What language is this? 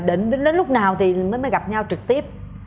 Vietnamese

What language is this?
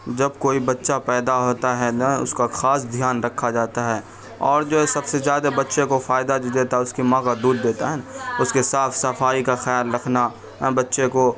Urdu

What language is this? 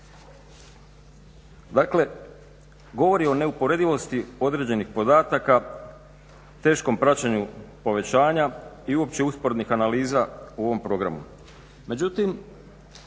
Croatian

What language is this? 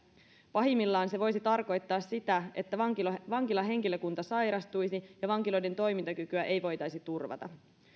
Finnish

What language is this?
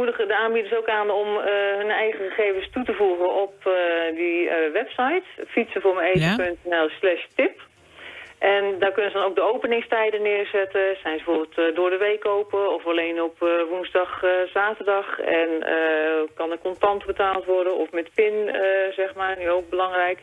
Dutch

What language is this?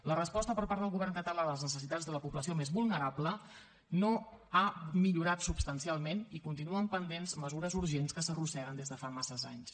Catalan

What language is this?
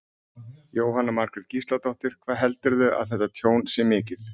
Icelandic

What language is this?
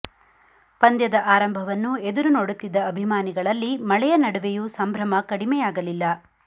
Kannada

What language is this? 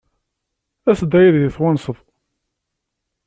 Kabyle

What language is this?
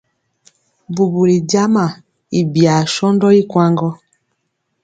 Mpiemo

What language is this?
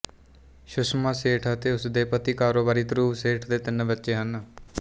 Punjabi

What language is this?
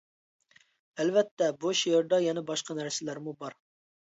Uyghur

